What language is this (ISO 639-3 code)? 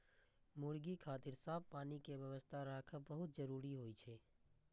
mai